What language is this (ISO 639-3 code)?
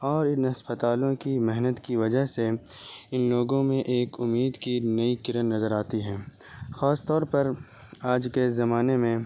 urd